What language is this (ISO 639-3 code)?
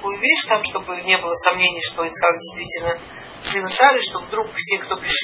rus